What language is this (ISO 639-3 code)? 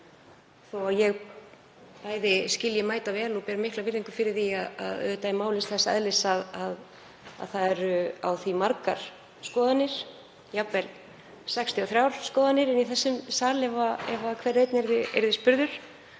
isl